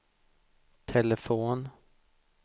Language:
Swedish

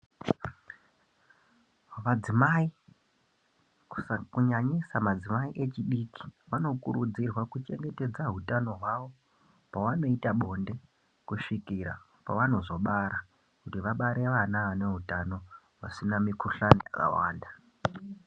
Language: Ndau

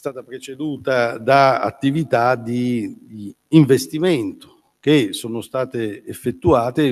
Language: Italian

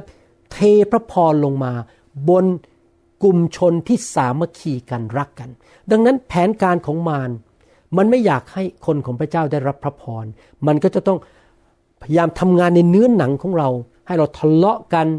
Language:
Thai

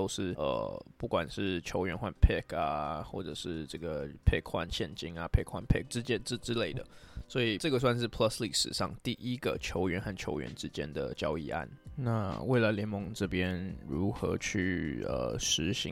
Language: Chinese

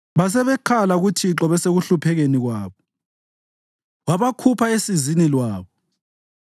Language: North Ndebele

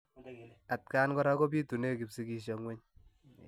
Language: Kalenjin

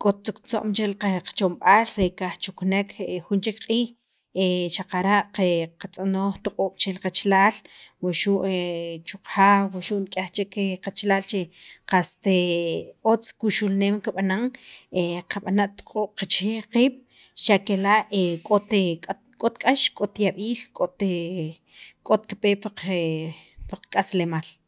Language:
Sacapulteco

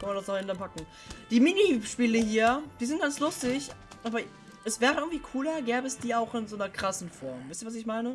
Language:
German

